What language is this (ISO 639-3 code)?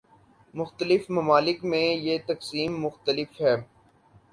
urd